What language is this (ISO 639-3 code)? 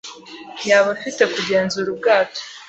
kin